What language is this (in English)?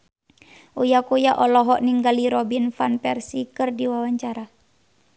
Sundanese